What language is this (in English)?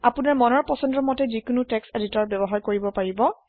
Assamese